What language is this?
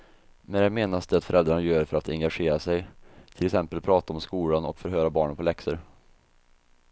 Swedish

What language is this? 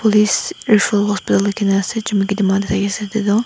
Naga Pidgin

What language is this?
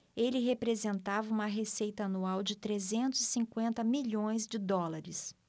Portuguese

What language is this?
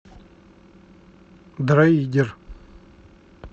Russian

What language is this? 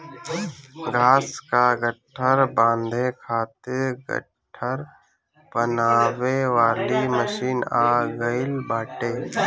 Bhojpuri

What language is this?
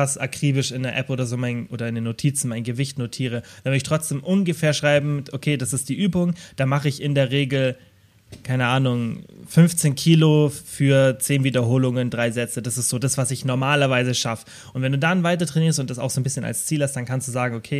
German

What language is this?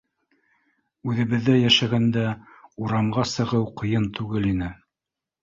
Bashkir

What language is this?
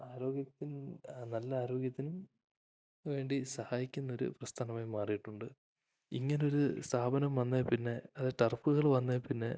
Malayalam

